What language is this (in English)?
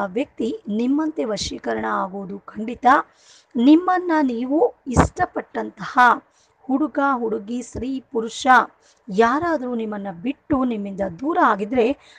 Arabic